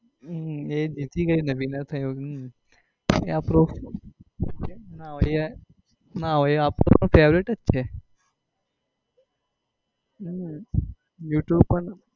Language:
Gujarati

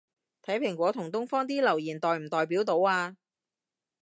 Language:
Cantonese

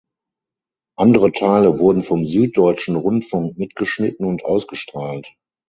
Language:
German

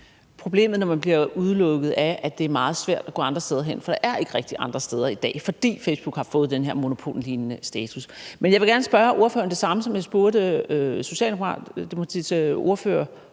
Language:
Danish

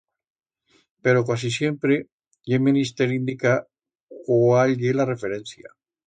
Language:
Aragonese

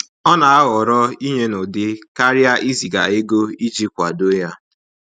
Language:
Igbo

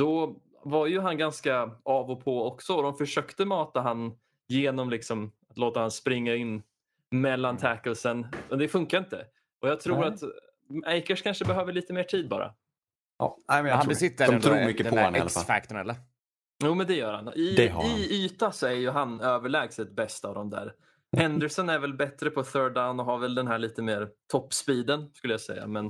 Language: Swedish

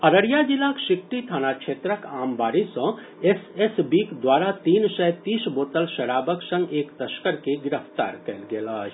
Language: Maithili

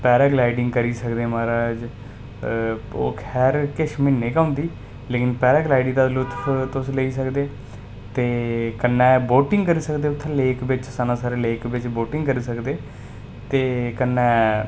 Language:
Dogri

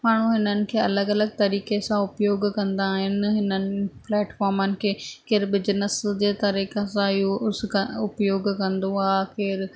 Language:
Sindhi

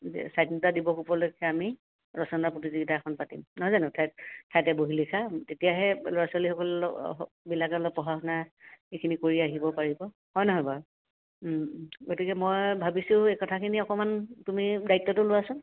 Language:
Assamese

